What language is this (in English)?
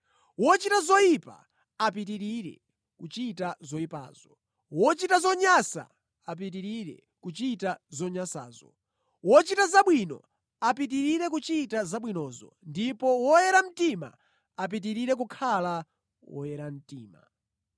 Nyanja